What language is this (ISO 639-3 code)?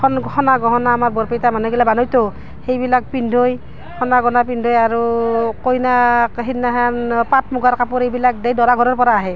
asm